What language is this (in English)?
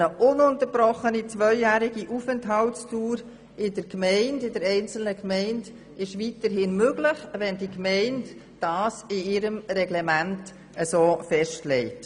Swiss German